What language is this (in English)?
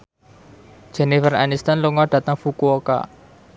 Javanese